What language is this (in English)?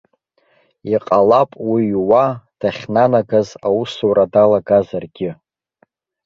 Abkhazian